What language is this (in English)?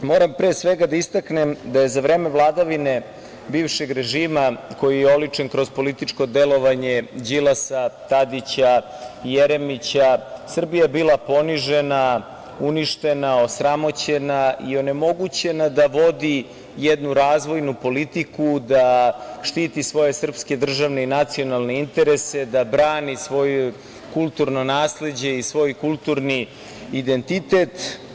Serbian